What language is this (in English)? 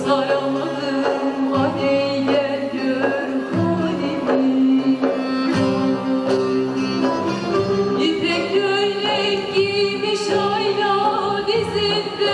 Turkish